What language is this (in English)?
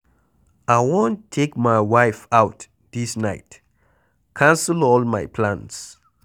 Nigerian Pidgin